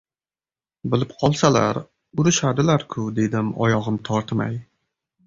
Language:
Uzbek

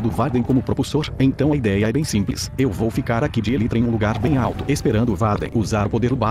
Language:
Portuguese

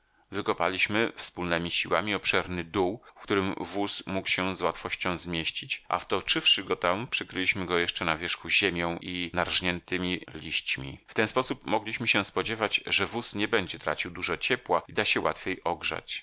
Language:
Polish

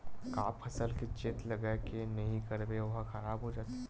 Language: Chhattisgarhi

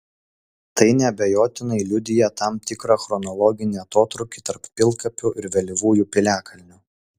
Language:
Lithuanian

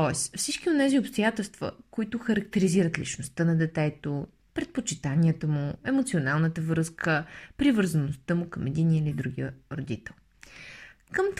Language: Bulgarian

